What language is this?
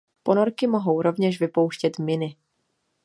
Czech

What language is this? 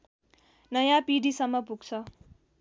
Nepali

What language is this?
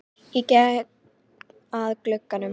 Icelandic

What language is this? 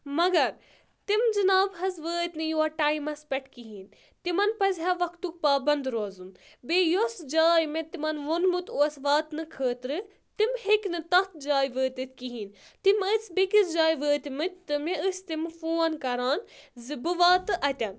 Kashmiri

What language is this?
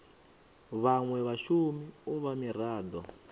Venda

